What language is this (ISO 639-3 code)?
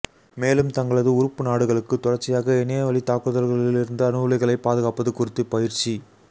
tam